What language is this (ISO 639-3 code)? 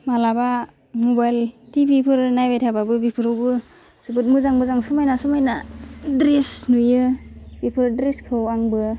brx